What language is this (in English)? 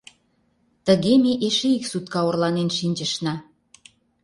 Mari